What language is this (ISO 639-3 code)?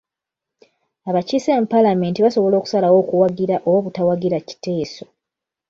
lug